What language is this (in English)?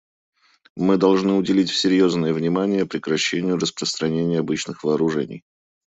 Russian